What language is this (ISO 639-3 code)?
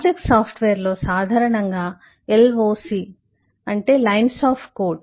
tel